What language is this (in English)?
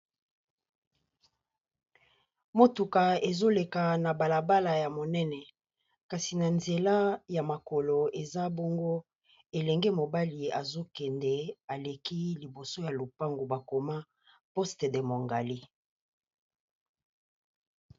Lingala